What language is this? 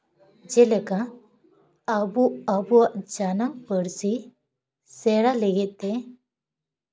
Santali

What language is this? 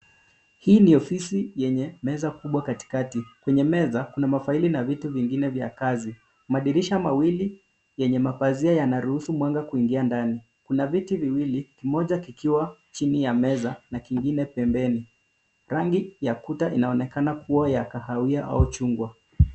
Swahili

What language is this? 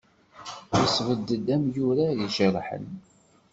Kabyle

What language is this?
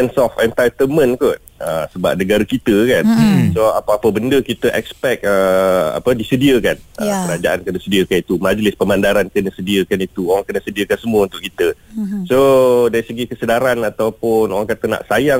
Malay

